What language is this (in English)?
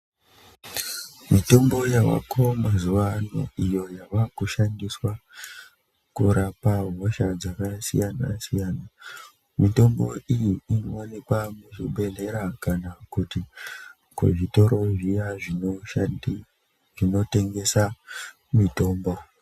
Ndau